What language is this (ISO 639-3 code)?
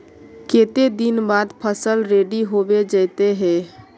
mag